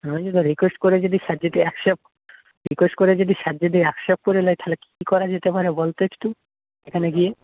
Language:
Bangla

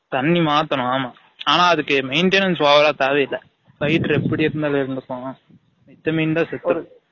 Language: Tamil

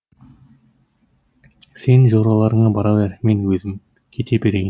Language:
Kazakh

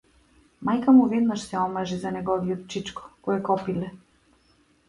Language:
Macedonian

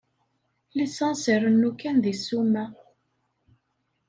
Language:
Kabyle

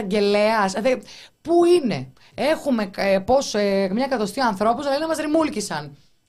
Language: Greek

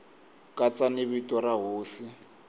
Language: Tsonga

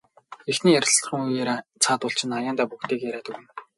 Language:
Mongolian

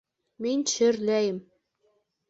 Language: Bashkir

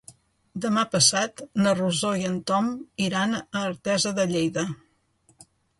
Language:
Catalan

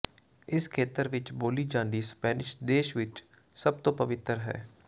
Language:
Punjabi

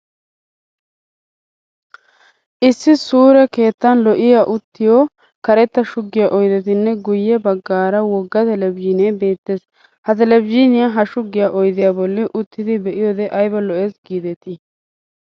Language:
Wolaytta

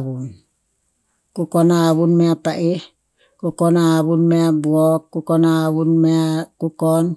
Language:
Tinputz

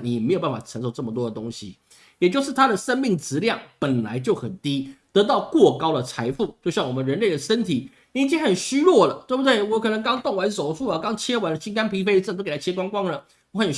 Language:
Chinese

